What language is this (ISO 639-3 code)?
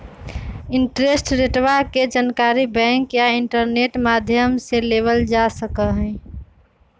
mag